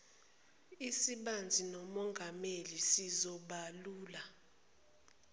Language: Zulu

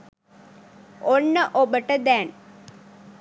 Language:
Sinhala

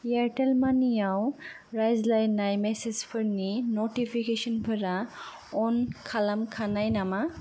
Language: Bodo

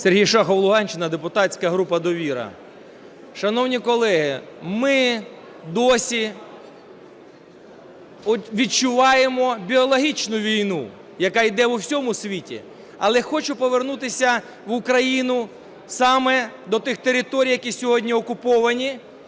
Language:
Ukrainian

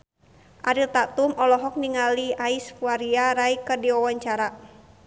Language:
Sundanese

